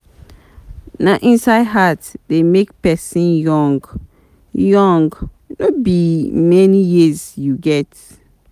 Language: Nigerian Pidgin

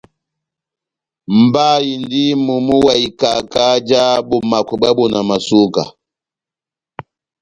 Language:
Batanga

